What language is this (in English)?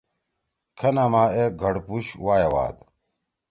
Torwali